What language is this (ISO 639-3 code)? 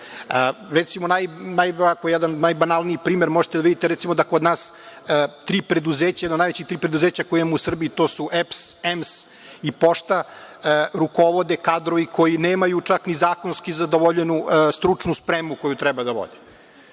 srp